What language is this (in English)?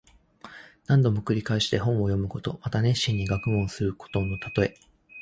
Japanese